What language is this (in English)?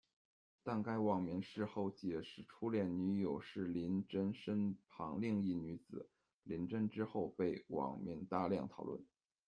Chinese